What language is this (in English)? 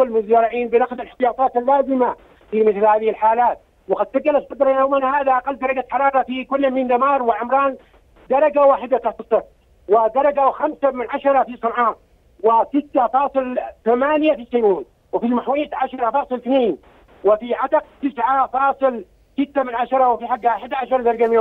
Arabic